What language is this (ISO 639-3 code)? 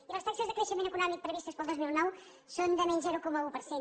cat